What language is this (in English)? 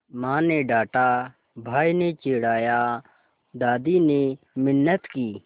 Hindi